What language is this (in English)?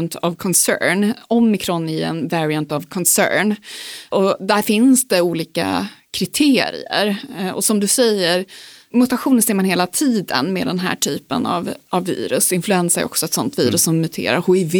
Swedish